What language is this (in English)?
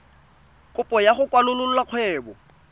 Tswana